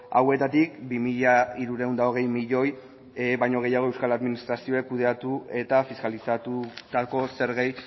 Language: Basque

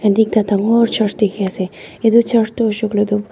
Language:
Naga Pidgin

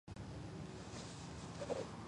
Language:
Georgian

